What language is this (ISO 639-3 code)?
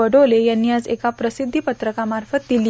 mar